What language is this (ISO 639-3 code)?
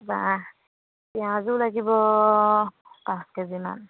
asm